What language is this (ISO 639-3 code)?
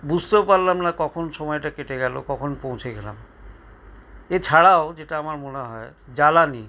ben